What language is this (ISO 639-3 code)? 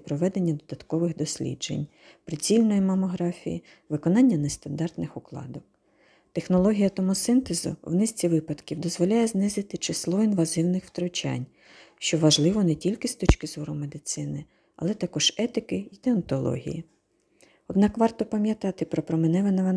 ukr